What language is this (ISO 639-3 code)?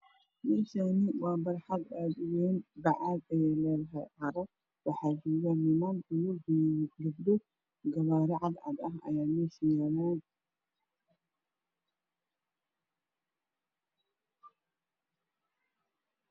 som